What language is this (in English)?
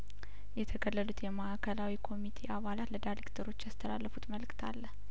Amharic